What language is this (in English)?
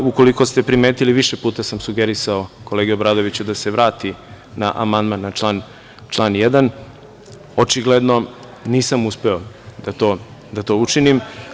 Serbian